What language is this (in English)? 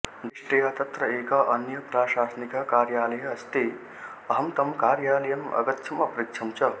Sanskrit